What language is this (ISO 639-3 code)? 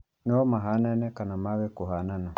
kik